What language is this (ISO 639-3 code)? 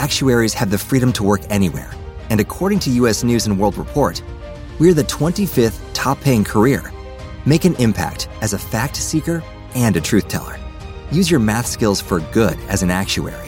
tur